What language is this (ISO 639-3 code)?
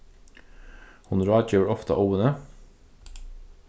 fao